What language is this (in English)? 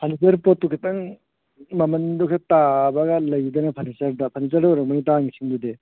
Manipuri